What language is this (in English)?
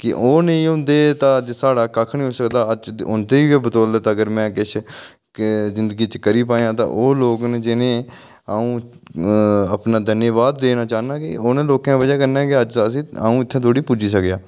Dogri